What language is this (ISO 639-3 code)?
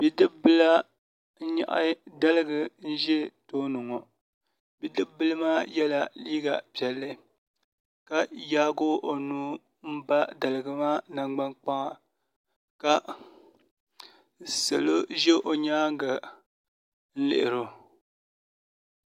dag